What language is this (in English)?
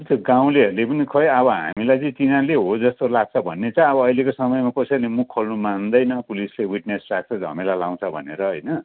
Nepali